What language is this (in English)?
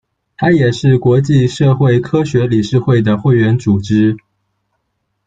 Chinese